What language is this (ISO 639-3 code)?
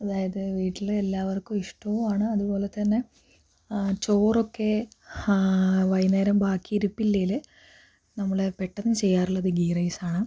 mal